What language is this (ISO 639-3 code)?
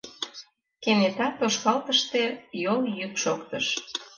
chm